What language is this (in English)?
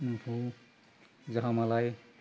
Bodo